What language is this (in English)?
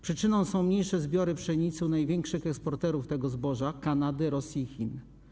Polish